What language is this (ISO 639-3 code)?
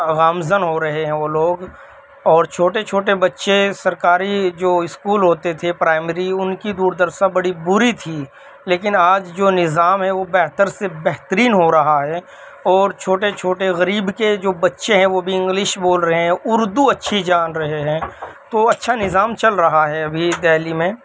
urd